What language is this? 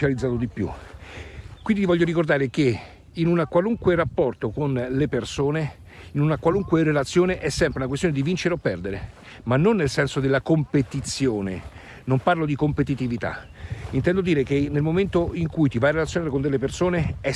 Italian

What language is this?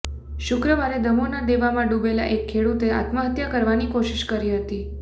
Gujarati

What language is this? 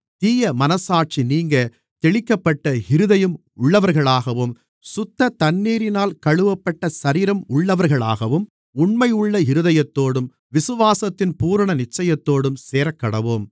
Tamil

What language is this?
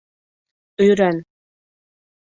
Bashkir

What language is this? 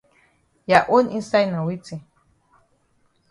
Cameroon Pidgin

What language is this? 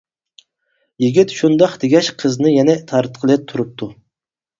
Uyghur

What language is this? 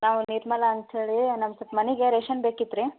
Kannada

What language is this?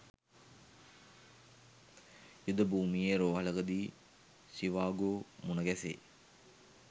Sinhala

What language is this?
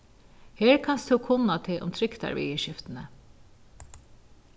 Faroese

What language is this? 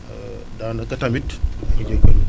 Wolof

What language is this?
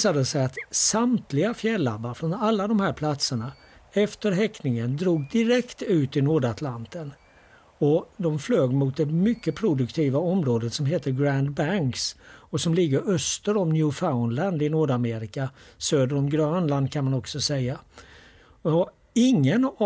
Swedish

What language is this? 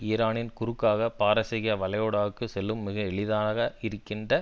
Tamil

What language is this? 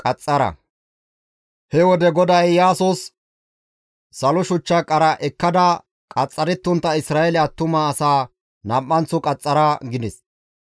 Gamo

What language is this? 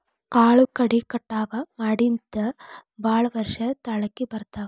Kannada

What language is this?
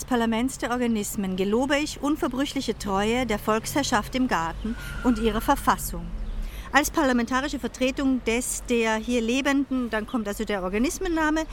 German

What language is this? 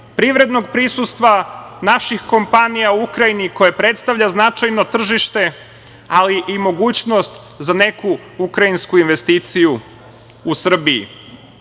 Serbian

